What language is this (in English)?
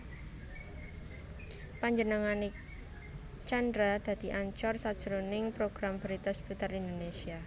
Javanese